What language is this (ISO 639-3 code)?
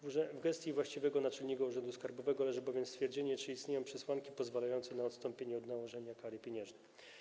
pol